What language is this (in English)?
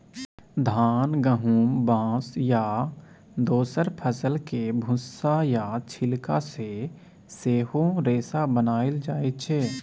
Maithili